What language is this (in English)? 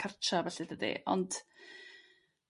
Welsh